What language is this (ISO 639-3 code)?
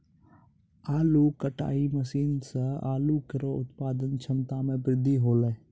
mai